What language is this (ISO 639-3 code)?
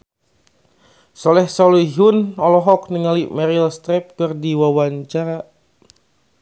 sun